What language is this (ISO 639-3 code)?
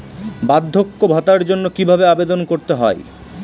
ben